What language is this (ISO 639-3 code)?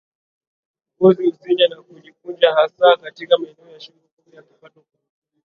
swa